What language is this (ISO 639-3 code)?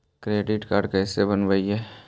mag